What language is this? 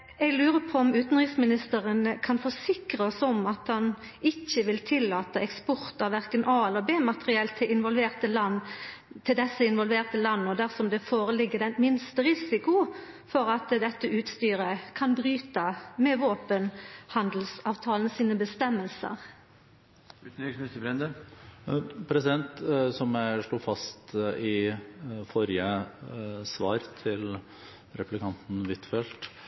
Norwegian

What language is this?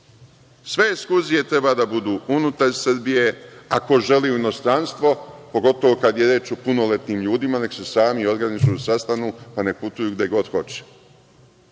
Serbian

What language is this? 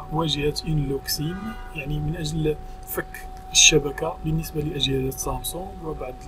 Arabic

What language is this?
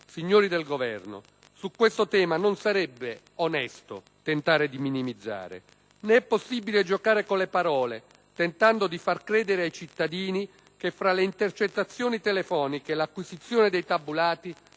Italian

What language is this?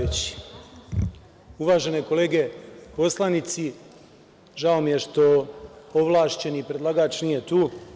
Serbian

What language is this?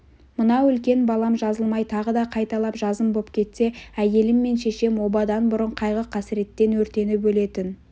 Kazakh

